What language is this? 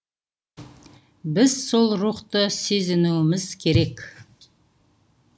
Kazakh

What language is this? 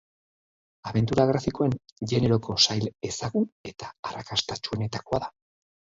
Basque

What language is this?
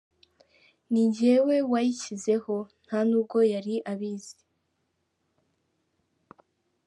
Kinyarwanda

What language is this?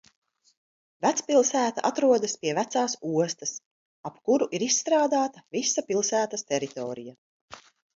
Latvian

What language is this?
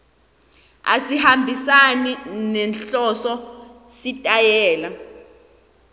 Swati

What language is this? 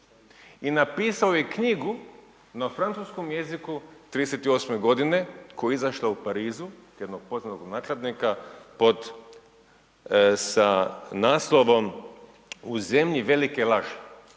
Croatian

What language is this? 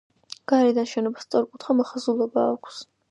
Georgian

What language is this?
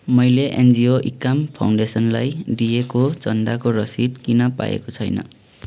Nepali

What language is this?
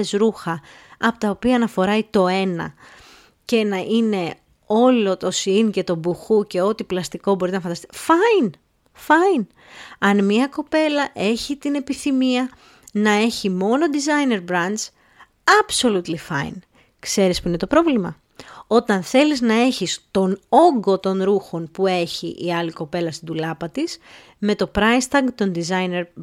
Greek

